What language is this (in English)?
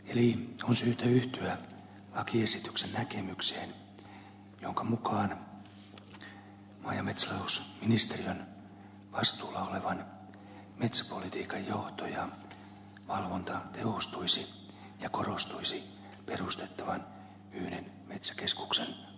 Finnish